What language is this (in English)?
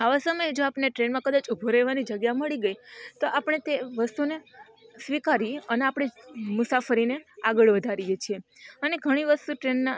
Gujarati